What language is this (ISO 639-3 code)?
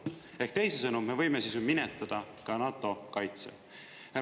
est